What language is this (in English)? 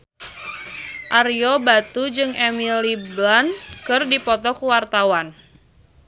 Sundanese